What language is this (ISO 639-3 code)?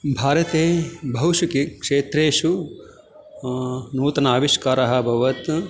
san